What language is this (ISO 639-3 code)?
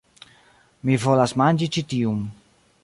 epo